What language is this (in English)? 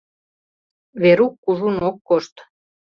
Mari